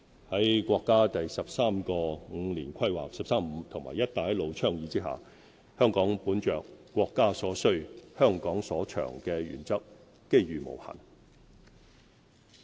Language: Cantonese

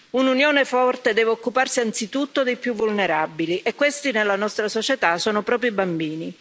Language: Italian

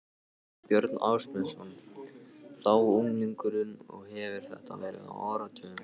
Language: Icelandic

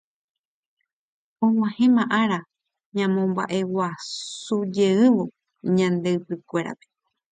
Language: Guarani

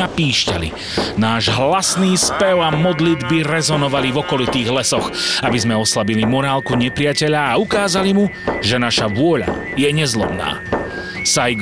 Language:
Slovak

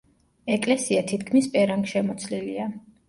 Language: Georgian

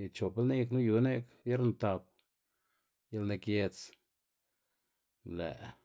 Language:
Xanaguía Zapotec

